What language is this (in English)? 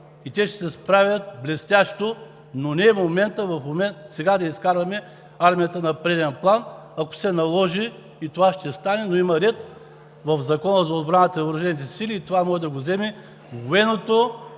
Bulgarian